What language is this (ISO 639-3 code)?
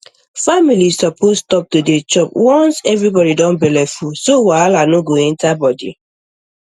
pcm